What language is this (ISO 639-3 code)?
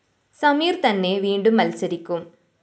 mal